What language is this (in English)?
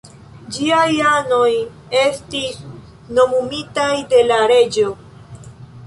Esperanto